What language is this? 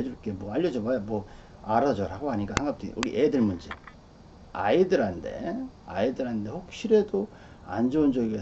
Korean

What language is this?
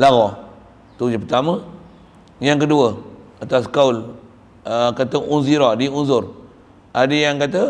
Malay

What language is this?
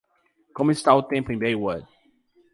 Portuguese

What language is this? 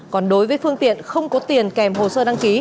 Vietnamese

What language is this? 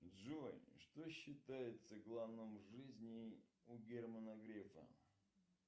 Russian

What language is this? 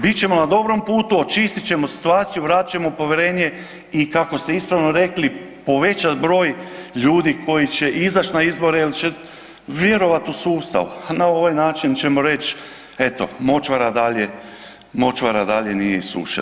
Croatian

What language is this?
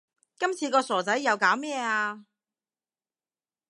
Cantonese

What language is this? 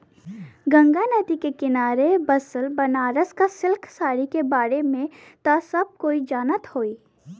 Bhojpuri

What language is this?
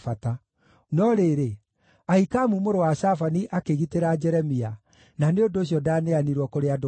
Kikuyu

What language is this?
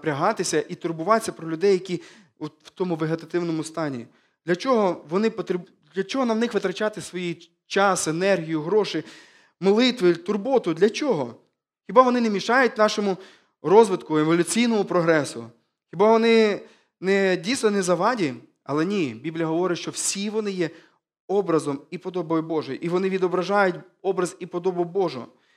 Ukrainian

